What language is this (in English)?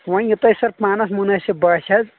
Kashmiri